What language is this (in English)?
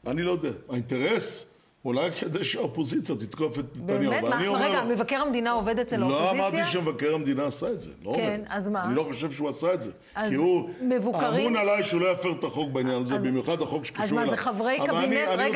Hebrew